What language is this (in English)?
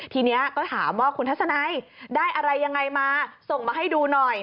Thai